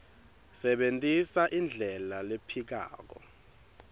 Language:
Swati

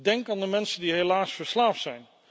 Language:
Dutch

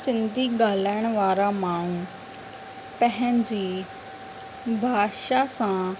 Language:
Sindhi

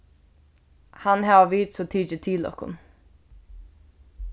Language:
Faroese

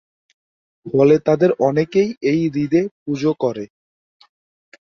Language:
Bangla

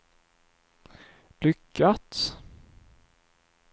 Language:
Swedish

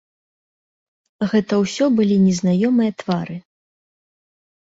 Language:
Belarusian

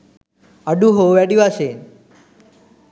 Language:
Sinhala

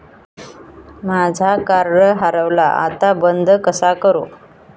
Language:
Marathi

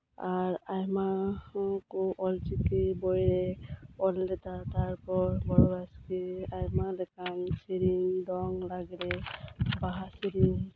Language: Santali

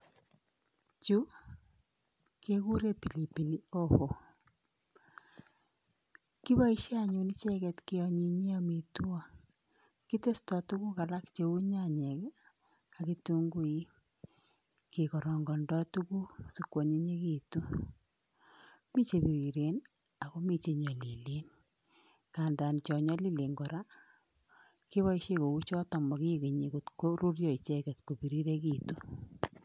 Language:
Kalenjin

